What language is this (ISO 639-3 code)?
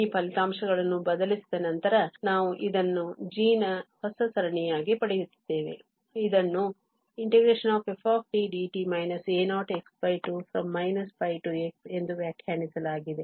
kan